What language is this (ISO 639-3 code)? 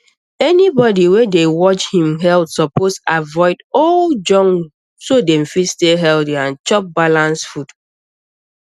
pcm